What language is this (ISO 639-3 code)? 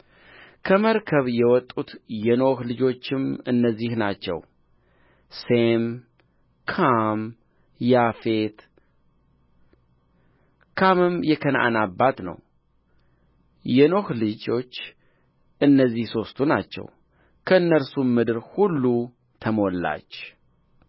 amh